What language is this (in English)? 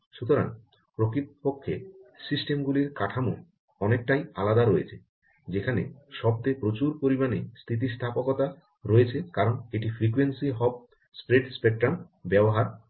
Bangla